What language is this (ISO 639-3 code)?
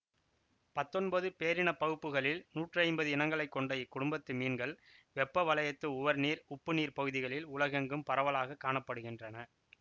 tam